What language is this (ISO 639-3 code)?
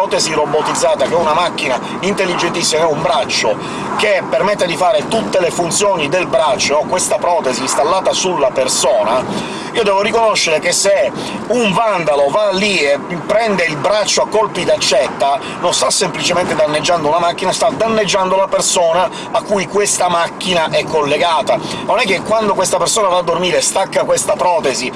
ita